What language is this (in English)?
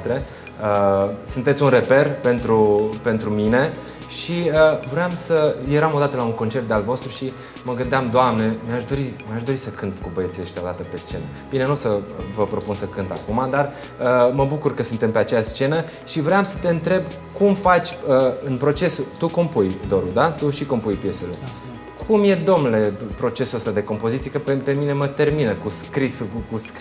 Romanian